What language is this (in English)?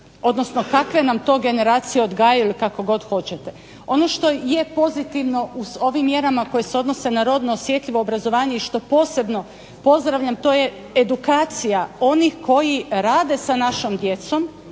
Croatian